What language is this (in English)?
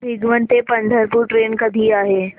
Marathi